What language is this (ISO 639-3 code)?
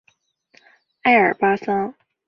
zho